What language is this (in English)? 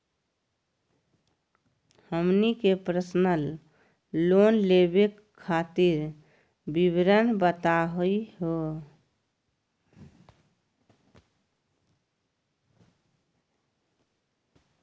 Magahi